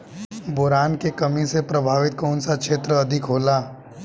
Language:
Bhojpuri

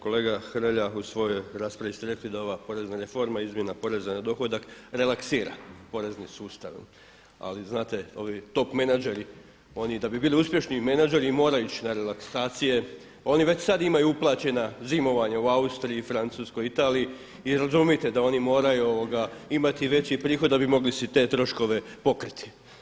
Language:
Croatian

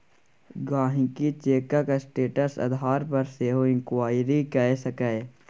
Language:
Maithili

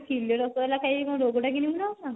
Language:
Odia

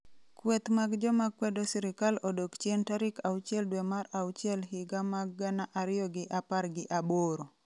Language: Luo (Kenya and Tanzania)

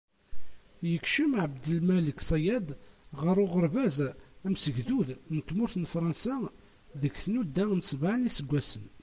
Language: Kabyle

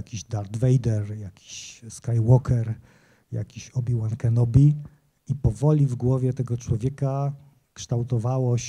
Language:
Polish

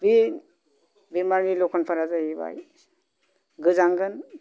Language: Bodo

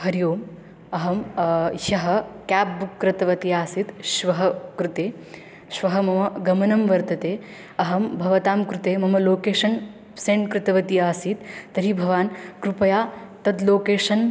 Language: Sanskrit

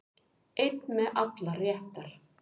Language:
Icelandic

